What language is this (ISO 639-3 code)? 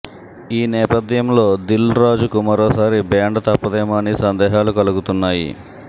tel